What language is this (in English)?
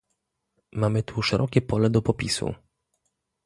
Polish